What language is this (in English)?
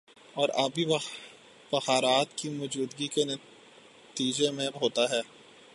Urdu